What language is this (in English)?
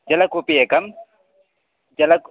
Sanskrit